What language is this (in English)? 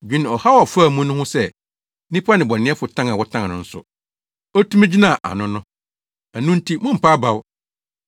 Akan